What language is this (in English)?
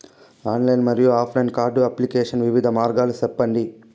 Telugu